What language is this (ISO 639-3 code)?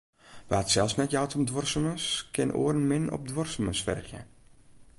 fry